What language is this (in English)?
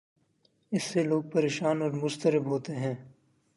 Urdu